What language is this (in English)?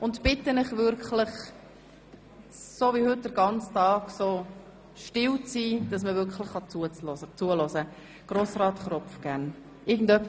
Swiss German